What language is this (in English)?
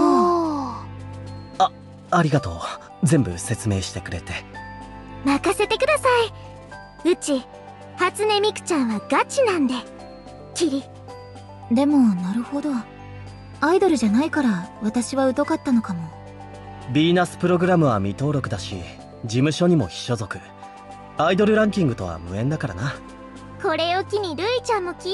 Japanese